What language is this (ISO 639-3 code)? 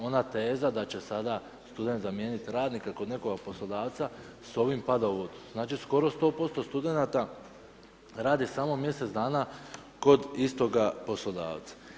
hrv